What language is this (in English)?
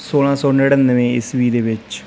Punjabi